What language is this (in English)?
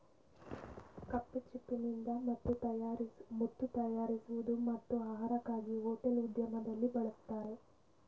Kannada